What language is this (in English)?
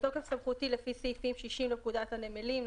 Hebrew